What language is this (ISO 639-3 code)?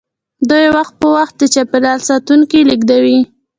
pus